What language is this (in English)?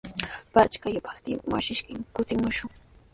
Sihuas Ancash Quechua